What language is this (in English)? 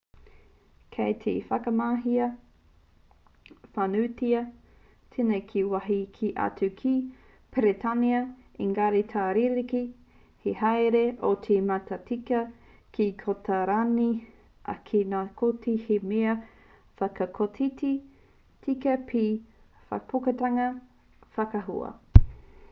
Māori